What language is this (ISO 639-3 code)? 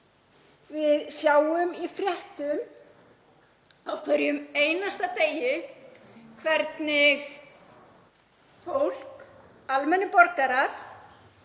isl